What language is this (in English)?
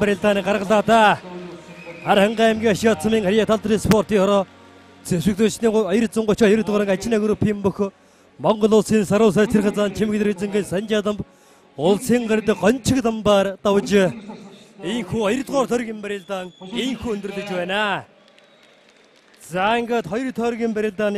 Turkish